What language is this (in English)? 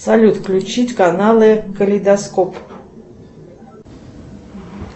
Russian